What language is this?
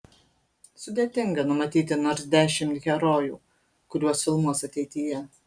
Lithuanian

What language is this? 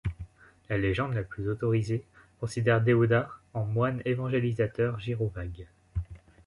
French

